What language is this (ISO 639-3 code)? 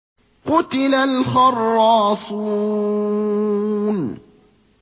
ara